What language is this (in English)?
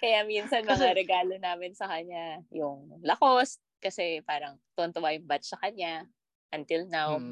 Filipino